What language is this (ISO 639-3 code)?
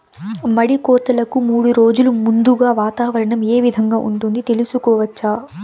tel